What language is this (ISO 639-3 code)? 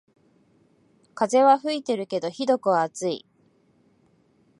jpn